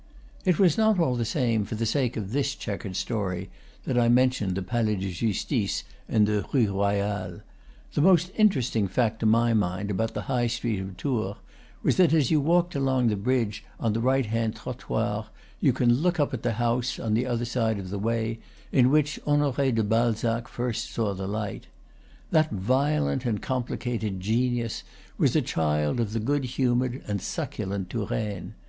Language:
English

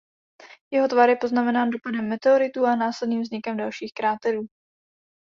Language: Czech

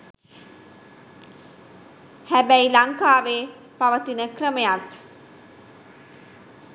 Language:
Sinhala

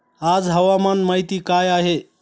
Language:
Marathi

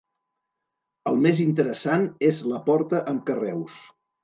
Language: Catalan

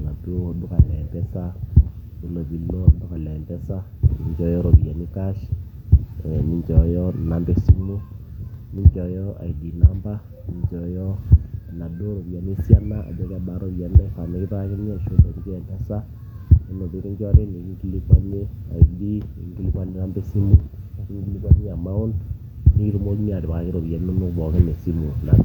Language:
Masai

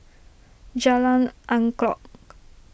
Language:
English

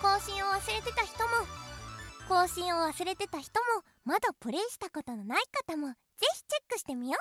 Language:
Japanese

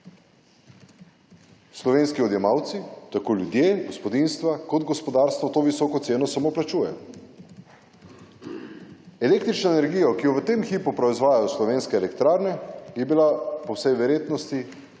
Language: Slovenian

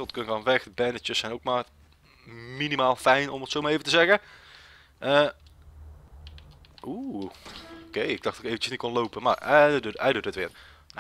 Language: Dutch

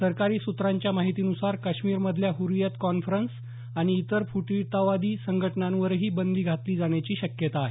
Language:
Marathi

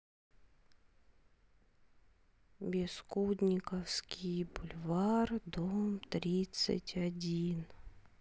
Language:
Russian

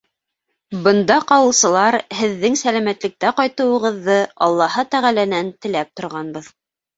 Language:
Bashkir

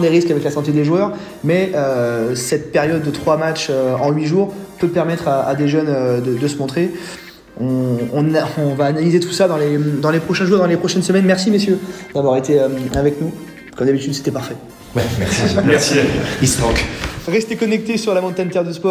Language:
French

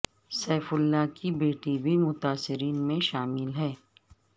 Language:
Urdu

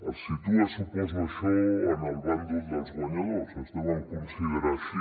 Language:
Catalan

